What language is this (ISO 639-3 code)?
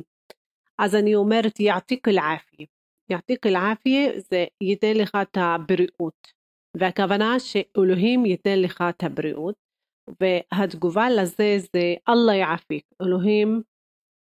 heb